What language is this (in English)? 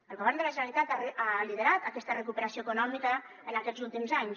Catalan